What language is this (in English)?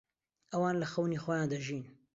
Central Kurdish